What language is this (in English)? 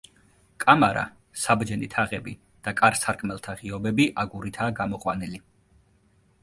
Georgian